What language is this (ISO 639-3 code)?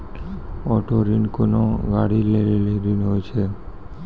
mai